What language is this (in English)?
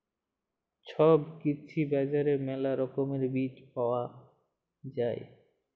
Bangla